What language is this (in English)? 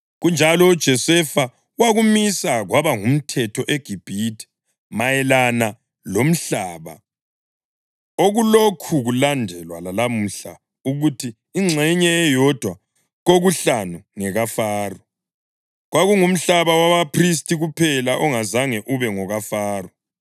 North Ndebele